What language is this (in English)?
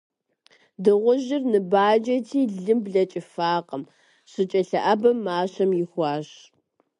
Kabardian